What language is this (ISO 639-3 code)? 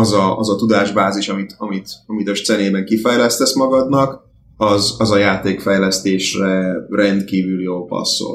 hun